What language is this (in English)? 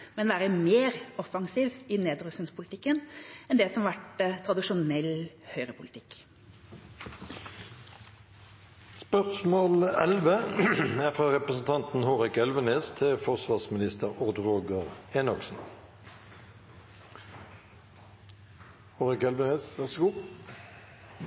Norwegian Bokmål